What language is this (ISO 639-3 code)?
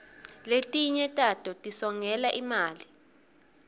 ssw